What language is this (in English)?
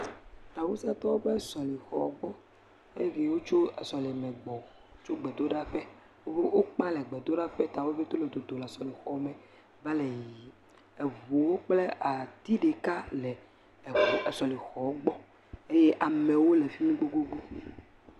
Ewe